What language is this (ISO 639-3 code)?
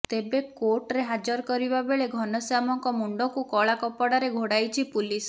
ori